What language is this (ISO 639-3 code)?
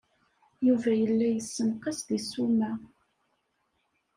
kab